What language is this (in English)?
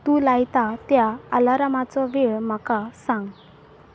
Konkani